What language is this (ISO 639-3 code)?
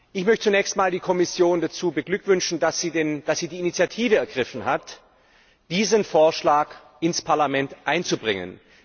deu